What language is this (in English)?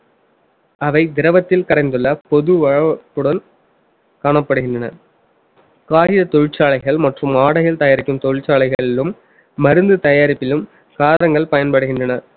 Tamil